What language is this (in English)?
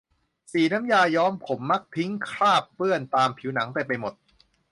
Thai